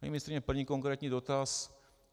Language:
Czech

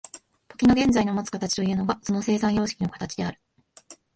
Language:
Japanese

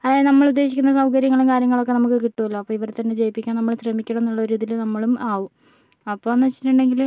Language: Malayalam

